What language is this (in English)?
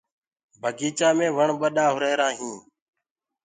Gurgula